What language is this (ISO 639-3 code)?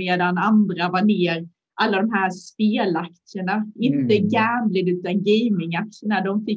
swe